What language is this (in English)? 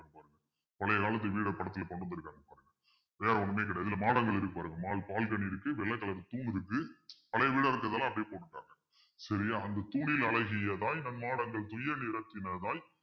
Tamil